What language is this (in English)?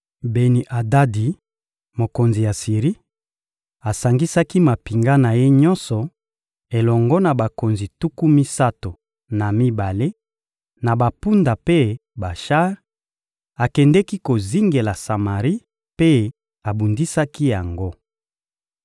Lingala